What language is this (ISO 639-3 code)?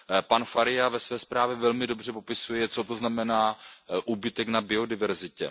ces